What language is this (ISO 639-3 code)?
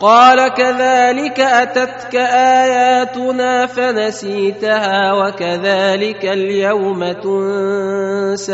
ara